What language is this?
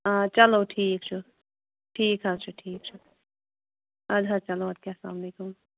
Kashmiri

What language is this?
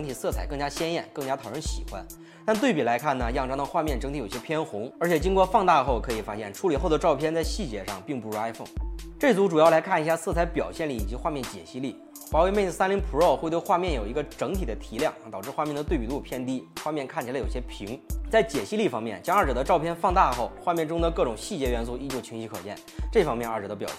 Chinese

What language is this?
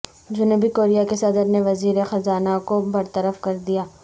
Urdu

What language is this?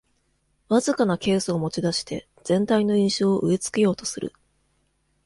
Japanese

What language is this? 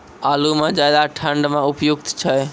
Maithili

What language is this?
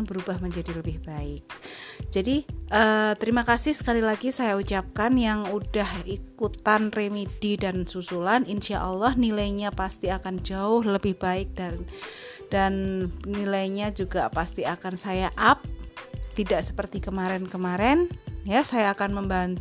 Indonesian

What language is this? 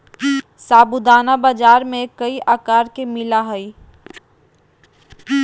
Magahi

